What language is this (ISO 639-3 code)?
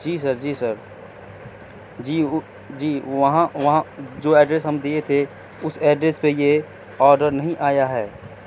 urd